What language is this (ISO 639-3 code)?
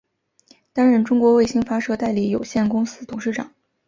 zho